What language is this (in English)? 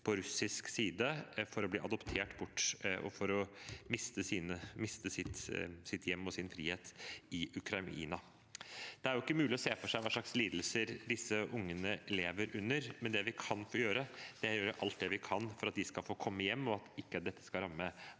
Norwegian